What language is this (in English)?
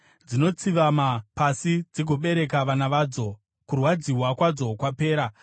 Shona